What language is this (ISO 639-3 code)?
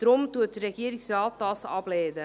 gsw